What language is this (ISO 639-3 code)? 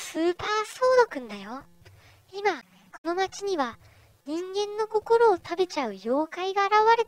jpn